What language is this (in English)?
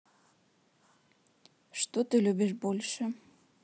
Russian